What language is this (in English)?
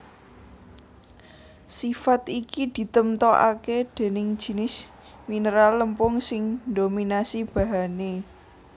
Javanese